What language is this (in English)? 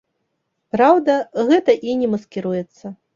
Belarusian